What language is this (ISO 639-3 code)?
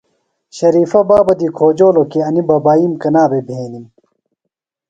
phl